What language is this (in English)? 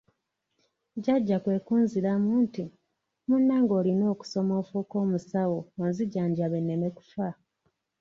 Ganda